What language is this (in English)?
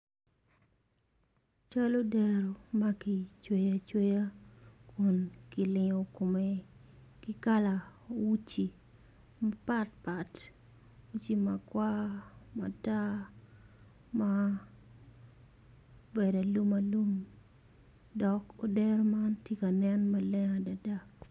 Acoli